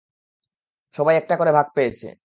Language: Bangla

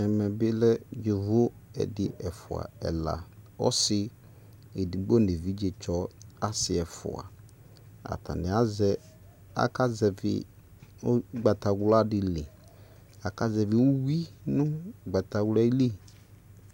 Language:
Ikposo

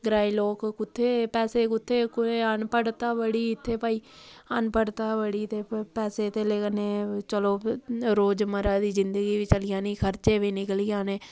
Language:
Dogri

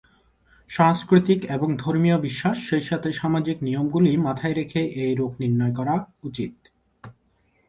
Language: Bangla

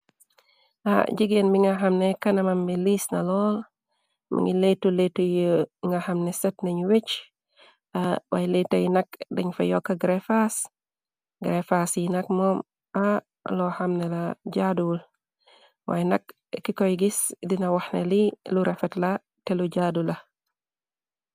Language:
Wolof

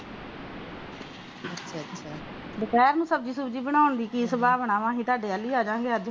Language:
Punjabi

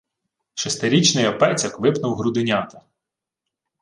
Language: Ukrainian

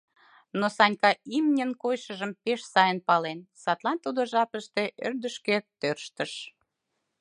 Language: Mari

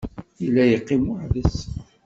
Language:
Kabyle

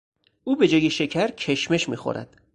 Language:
Persian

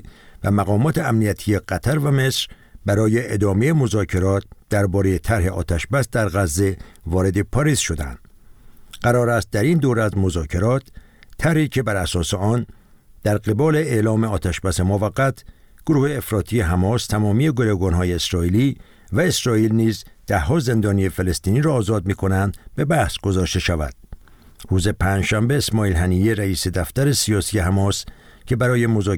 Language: Persian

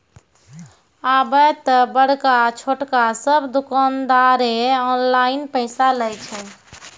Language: Maithili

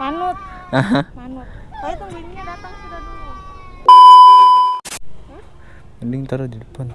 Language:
Indonesian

